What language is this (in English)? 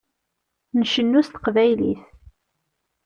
Kabyle